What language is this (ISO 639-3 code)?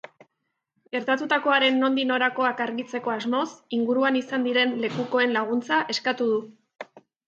eus